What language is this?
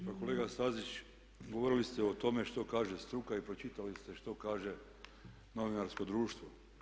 Croatian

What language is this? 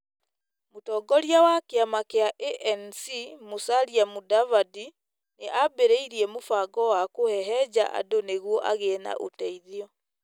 Kikuyu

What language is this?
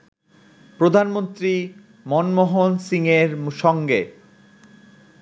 Bangla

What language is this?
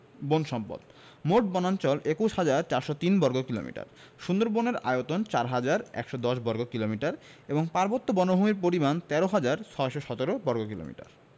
Bangla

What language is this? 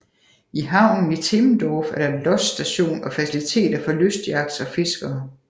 Danish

